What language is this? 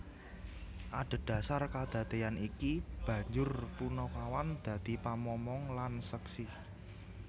Javanese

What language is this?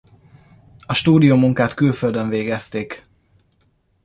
Hungarian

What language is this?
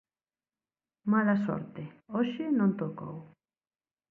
Galician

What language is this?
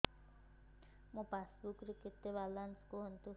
Odia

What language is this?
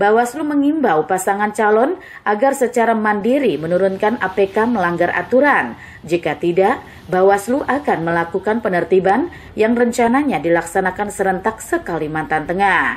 Indonesian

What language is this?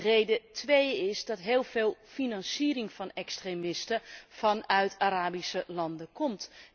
Dutch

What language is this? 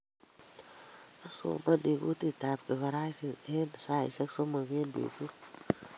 Kalenjin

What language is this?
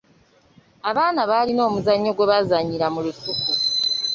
Ganda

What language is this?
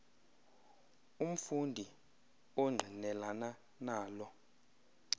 Xhosa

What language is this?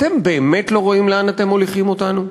Hebrew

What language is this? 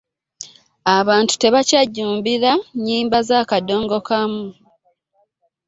Ganda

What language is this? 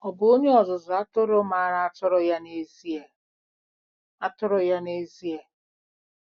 Igbo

